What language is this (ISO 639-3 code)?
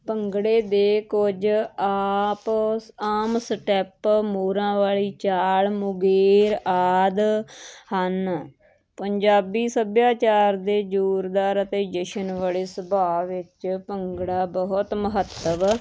pan